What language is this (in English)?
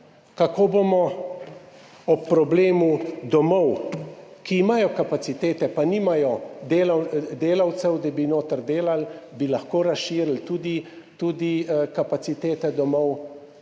Slovenian